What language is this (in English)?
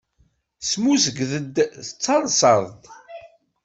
Kabyle